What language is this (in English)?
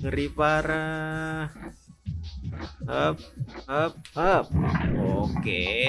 Indonesian